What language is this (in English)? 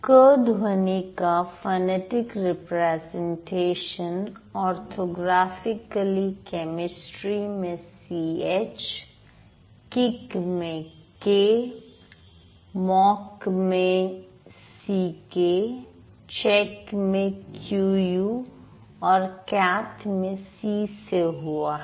Hindi